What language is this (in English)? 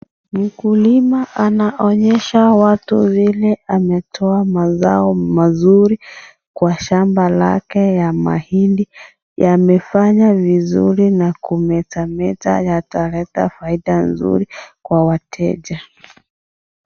Swahili